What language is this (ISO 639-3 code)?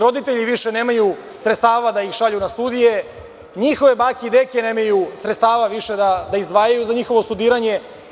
srp